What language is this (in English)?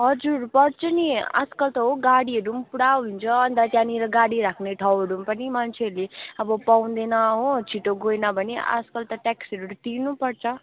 Nepali